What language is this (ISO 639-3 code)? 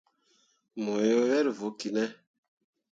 mua